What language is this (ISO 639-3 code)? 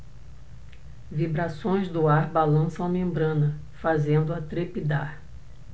por